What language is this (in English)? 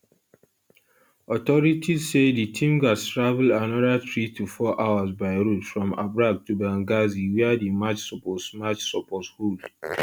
Nigerian Pidgin